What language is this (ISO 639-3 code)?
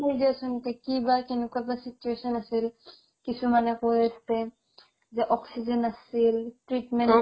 asm